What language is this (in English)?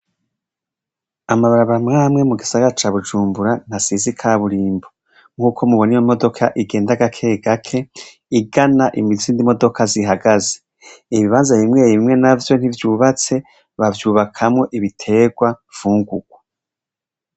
Rundi